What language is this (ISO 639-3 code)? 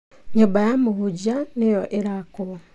kik